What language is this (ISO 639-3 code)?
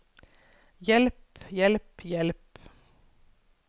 nor